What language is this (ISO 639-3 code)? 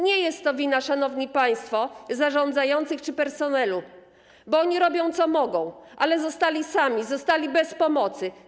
pol